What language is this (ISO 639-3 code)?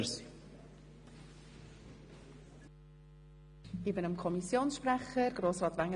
gsw